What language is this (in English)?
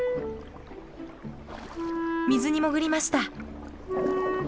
Japanese